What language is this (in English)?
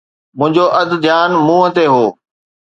Sindhi